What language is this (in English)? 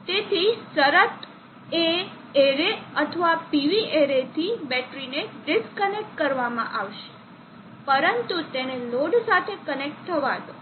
Gujarati